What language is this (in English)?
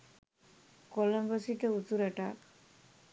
Sinhala